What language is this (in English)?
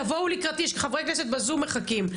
Hebrew